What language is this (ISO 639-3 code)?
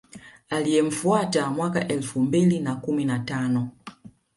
swa